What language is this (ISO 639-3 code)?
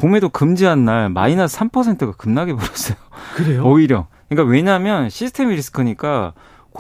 kor